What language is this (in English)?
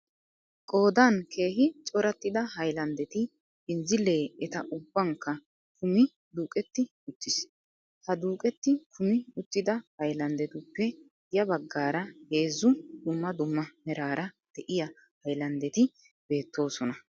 Wolaytta